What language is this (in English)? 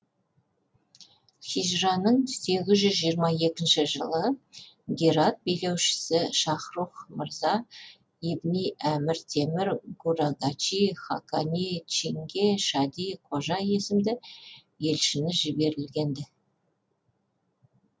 Kazakh